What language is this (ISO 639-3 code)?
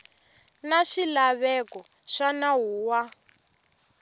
tso